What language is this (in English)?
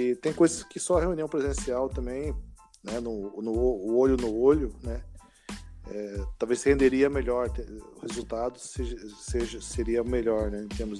Portuguese